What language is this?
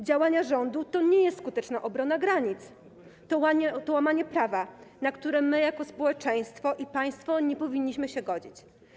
Polish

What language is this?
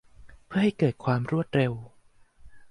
Thai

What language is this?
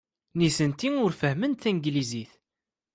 Kabyle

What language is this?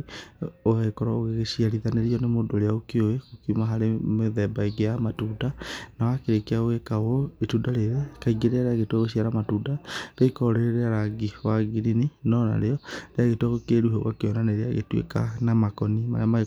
Kikuyu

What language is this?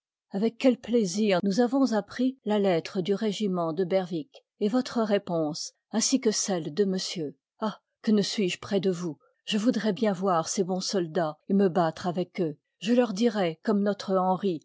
French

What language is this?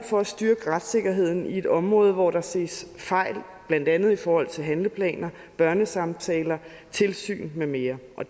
Danish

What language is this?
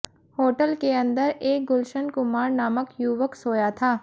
Hindi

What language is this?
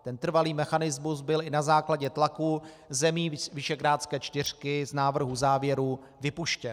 Czech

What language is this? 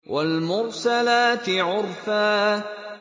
Arabic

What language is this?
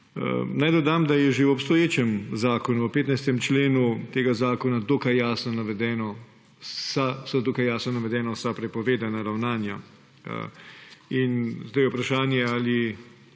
Slovenian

